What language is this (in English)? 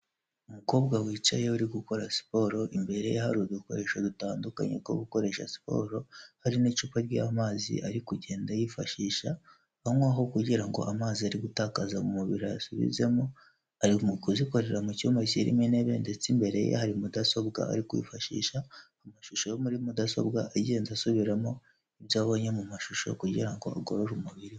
Kinyarwanda